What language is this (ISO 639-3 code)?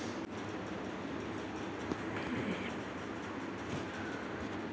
tel